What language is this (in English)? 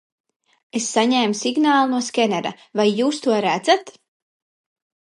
Latvian